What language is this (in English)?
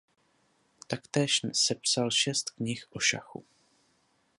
Czech